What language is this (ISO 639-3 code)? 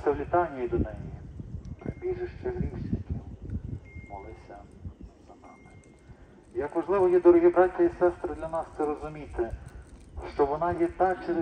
ukr